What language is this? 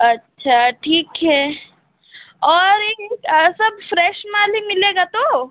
Hindi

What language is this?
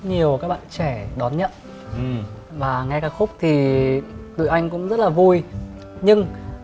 Vietnamese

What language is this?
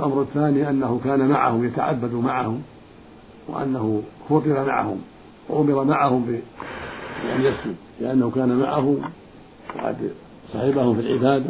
Arabic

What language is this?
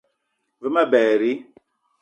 Eton (Cameroon)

